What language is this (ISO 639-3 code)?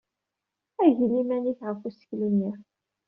kab